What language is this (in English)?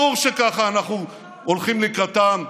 Hebrew